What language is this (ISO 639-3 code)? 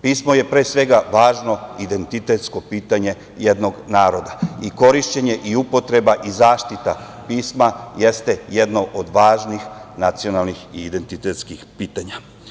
srp